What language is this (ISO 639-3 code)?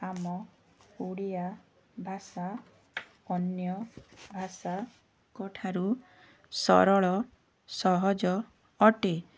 ori